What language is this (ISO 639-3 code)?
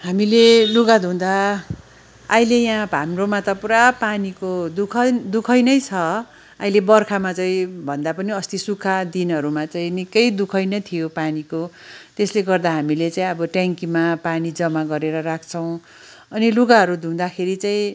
nep